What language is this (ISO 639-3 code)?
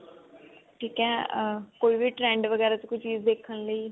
pan